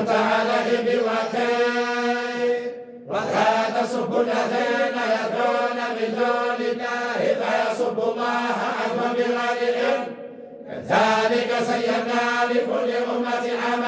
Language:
Arabic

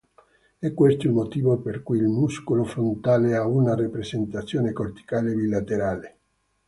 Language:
Italian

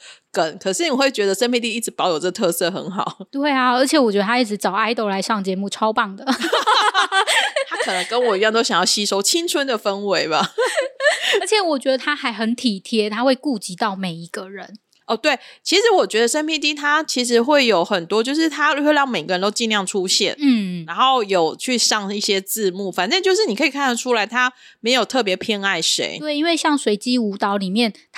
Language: Chinese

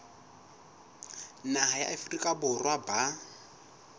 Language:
Southern Sotho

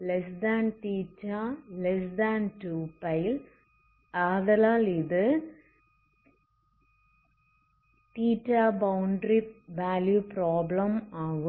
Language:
Tamil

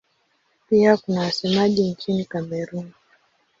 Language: Swahili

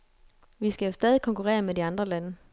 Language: Danish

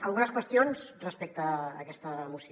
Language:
Catalan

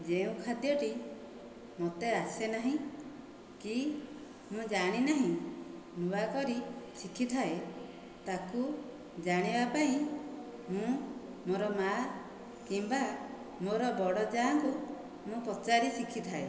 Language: Odia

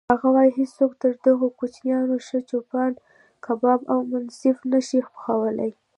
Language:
Pashto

